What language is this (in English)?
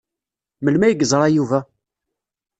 Kabyle